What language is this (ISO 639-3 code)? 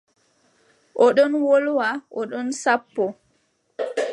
fub